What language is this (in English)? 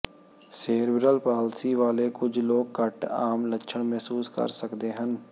Punjabi